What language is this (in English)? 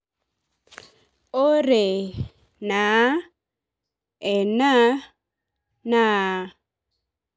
Masai